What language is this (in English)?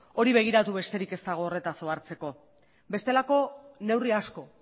Basque